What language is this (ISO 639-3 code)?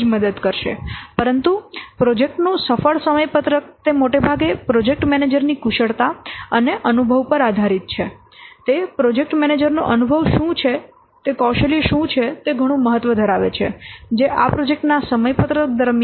guj